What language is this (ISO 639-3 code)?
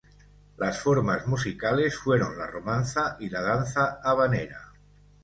spa